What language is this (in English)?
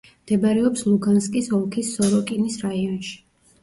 Georgian